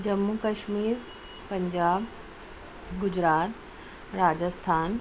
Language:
Urdu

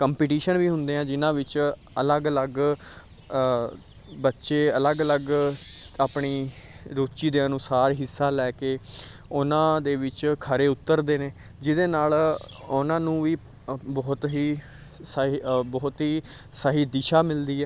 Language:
Punjabi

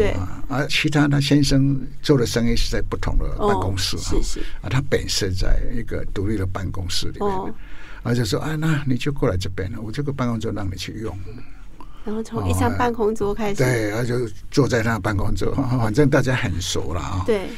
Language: Chinese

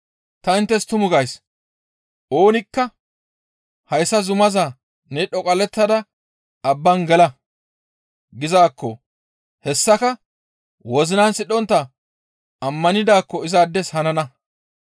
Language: Gamo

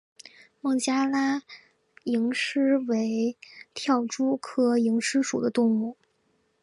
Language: Chinese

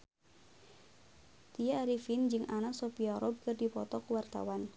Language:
Sundanese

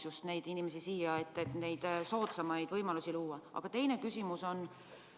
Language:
Estonian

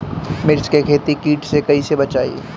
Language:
Bhojpuri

